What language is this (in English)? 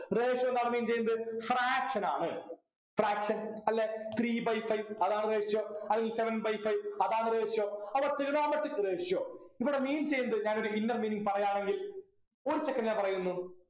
Malayalam